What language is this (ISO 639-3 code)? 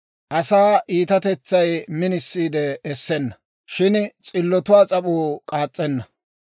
dwr